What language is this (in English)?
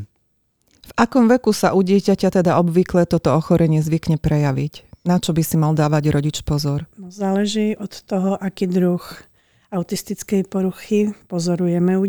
Slovak